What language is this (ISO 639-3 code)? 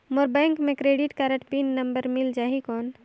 hne